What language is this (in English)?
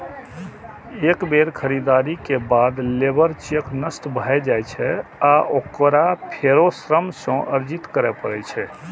Maithili